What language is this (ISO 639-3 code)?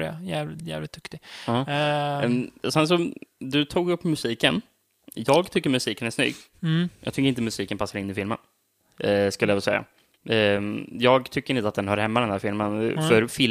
swe